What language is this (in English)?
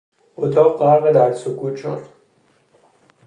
Persian